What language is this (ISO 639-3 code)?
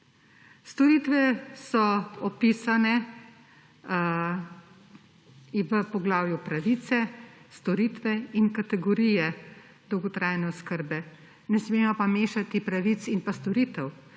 slv